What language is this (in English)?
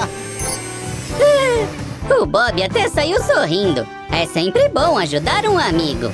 Portuguese